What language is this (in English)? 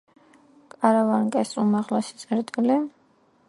Georgian